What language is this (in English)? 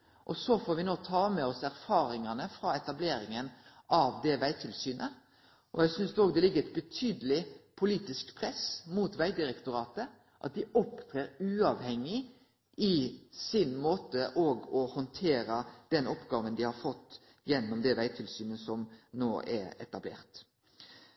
Norwegian Nynorsk